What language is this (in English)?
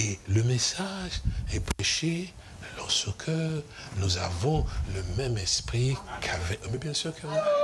French